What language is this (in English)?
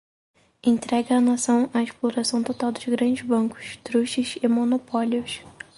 Portuguese